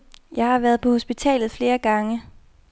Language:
Danish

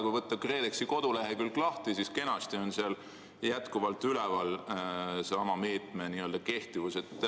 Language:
Estonian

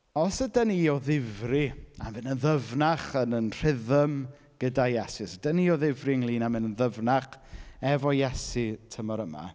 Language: Welsh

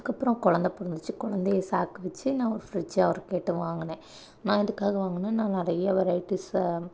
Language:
Tamil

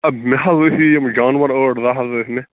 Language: Kashmiri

